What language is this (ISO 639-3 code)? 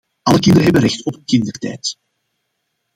nld